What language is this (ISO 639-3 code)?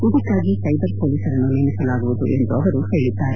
kan